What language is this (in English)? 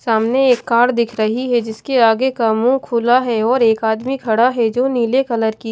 Hindi